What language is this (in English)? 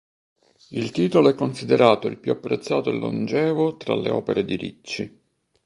Italian